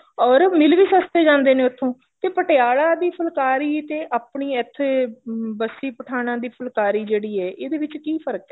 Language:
Punjabi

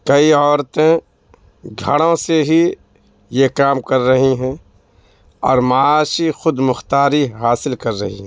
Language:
Urdu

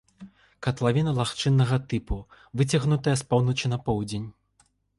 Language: Belarusian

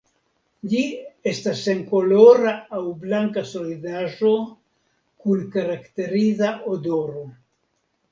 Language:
Esperanto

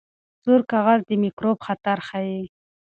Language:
Pashto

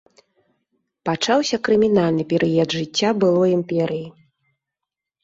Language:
Belarusian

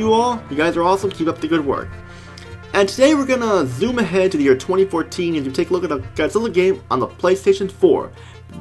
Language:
English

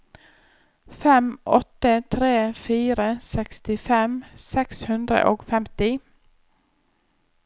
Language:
Norwegian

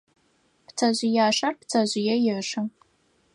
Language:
Adyghe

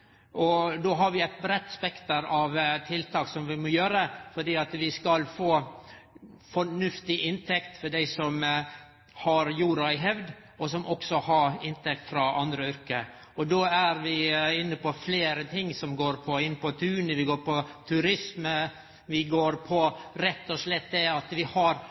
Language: Norwegian Nynorsk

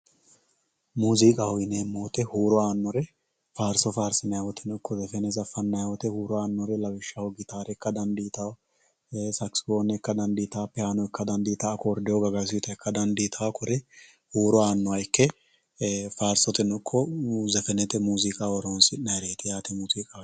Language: Sidamo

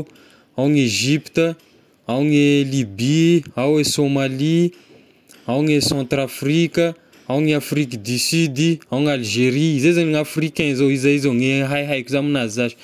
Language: Tesaka Malagasy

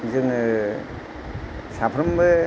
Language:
Bodo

